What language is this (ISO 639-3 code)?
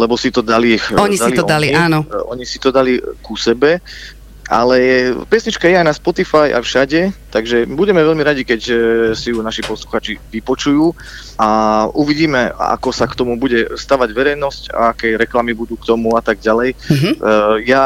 slk